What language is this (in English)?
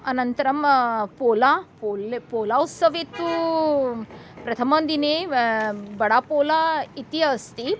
Sanskrit